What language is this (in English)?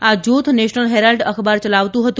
Gujarati